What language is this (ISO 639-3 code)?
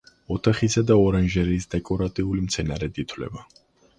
kat